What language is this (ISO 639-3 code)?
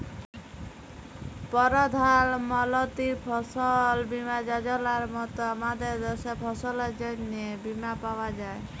ben